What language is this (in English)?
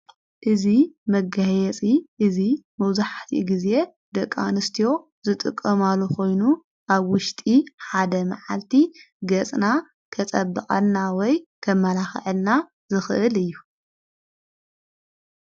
Tigrinya